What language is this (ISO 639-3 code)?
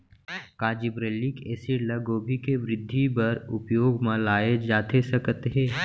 hne